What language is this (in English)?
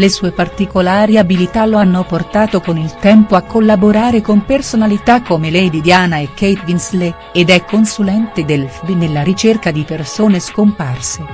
Italian